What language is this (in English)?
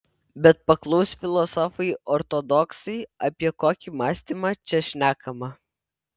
Lithuanian